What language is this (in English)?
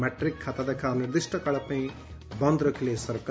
Odia